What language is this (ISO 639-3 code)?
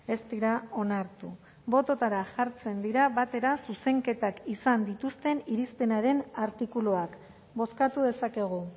eus